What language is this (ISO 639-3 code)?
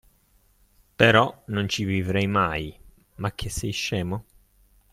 ita